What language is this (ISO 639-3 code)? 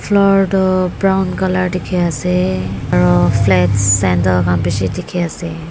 nag